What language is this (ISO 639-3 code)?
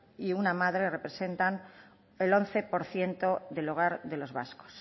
spa